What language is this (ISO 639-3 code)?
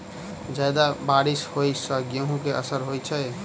mai